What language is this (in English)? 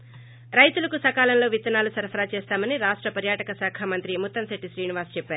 Telugu